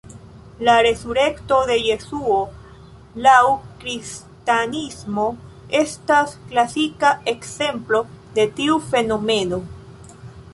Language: Esperanto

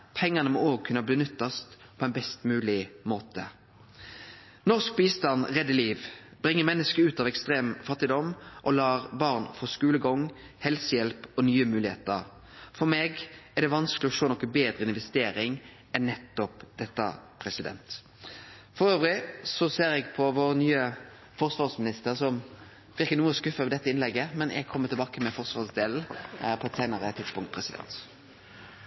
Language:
Norwegian Nynorsk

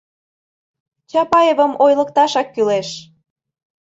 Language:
Mari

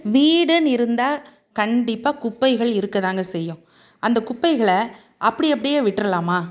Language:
Tamil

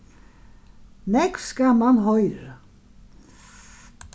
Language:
Faroese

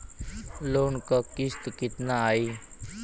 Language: Bhojpuri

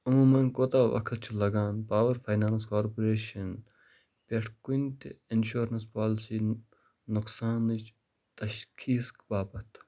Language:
Kashmiri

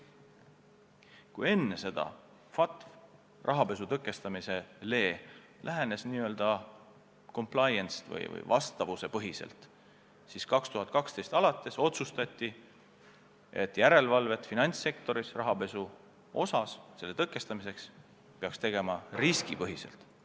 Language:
Estonian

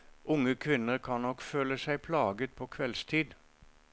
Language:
Norwegian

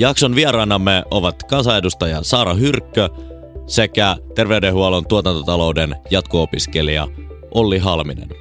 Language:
Finnish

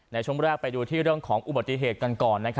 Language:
Thai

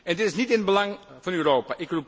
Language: Dutch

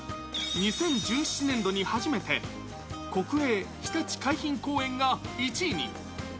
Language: Japanese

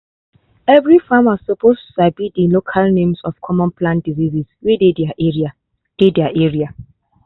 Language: Nigerian Pidgin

